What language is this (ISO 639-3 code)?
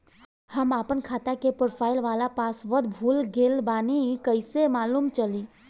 bho